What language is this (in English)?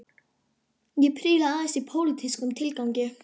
Icelandic